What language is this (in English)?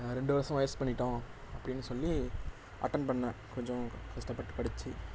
Tamil